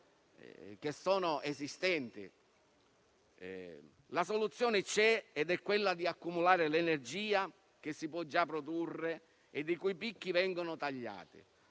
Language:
Italian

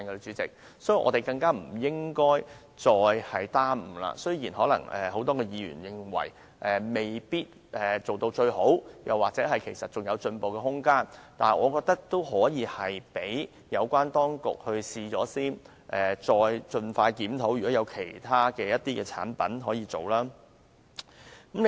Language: Cantonese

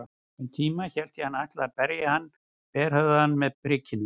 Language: Icelandic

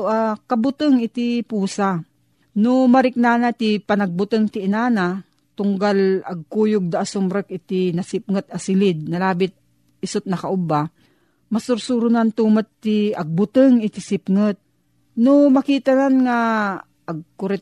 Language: Filipino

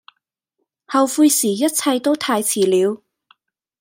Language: Cantonese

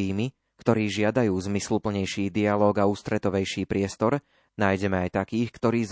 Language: Slovak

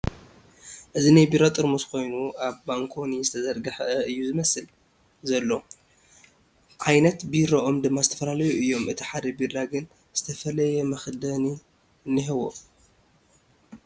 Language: Tigrinya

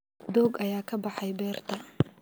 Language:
Somali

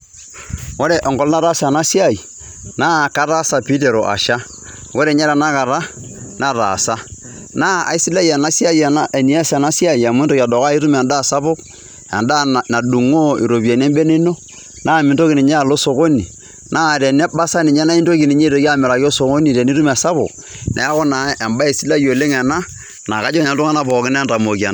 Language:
Masai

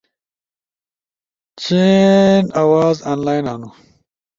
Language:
Ushojo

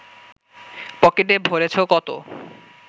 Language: Bangla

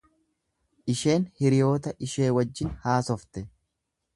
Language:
Oromo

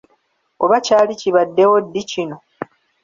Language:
Ganda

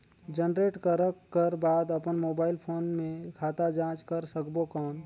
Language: Chhattisgarhi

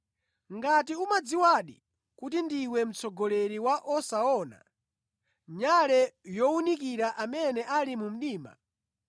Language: Nyanja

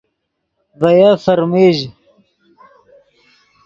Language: Yidgha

